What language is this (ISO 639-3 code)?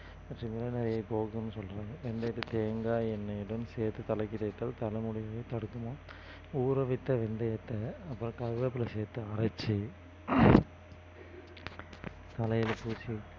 tam